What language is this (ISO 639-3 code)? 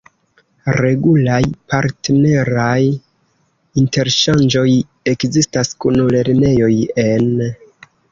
epo